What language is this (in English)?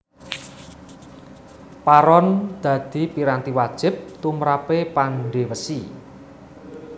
Javanese